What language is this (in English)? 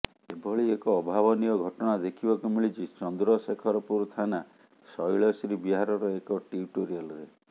Odia